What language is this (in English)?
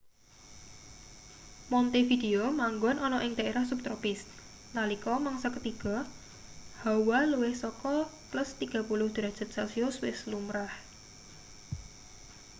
Javanese